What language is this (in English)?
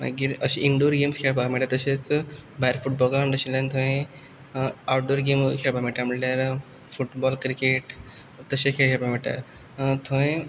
Konkani